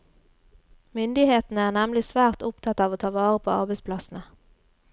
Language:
Norwegian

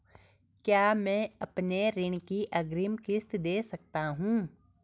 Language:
Hindi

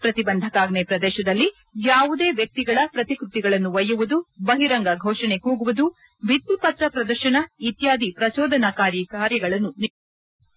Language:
Kannada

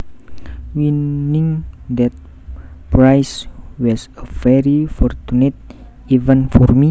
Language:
Javanese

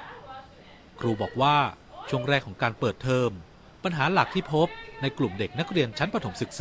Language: Thai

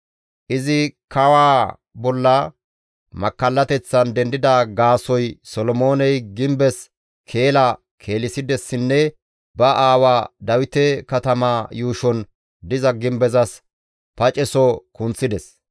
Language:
Gamo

